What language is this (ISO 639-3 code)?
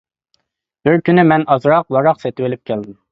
uig